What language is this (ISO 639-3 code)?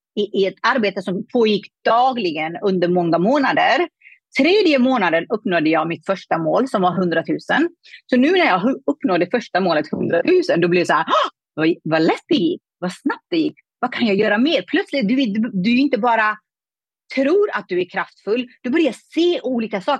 swe